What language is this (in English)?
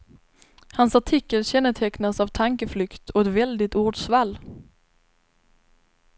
Swedish